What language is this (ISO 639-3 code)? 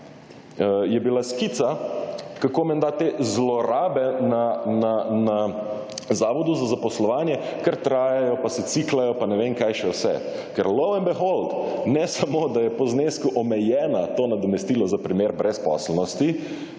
slv